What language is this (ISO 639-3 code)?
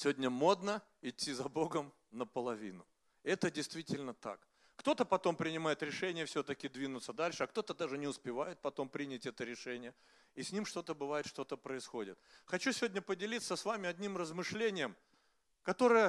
rus